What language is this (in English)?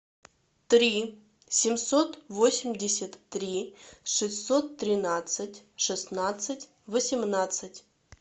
Russian